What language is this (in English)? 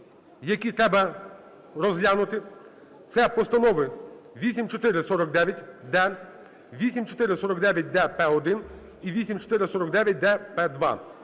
Ukrainian